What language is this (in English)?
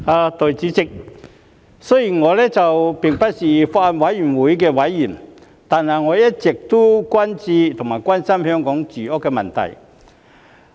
Cantonese